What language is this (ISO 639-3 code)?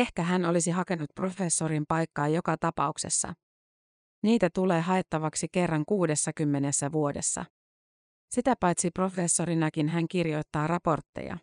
fin